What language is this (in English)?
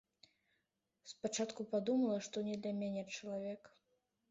Belarusian